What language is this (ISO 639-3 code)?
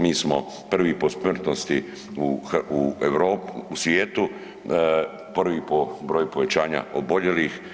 hrv